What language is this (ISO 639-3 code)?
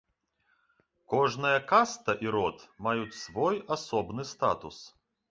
bel